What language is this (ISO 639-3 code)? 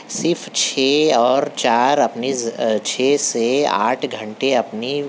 urd